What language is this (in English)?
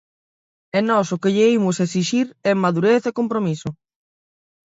Galician